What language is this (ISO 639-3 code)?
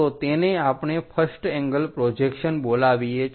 guj